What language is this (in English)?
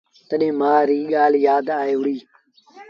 Sindhi Bhil